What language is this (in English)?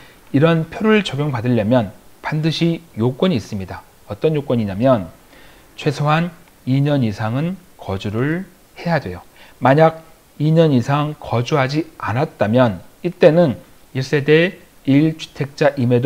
Korean